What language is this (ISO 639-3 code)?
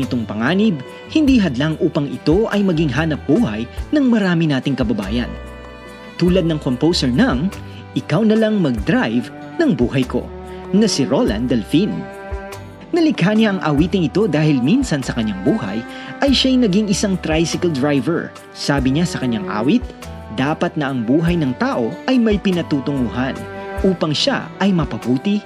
fil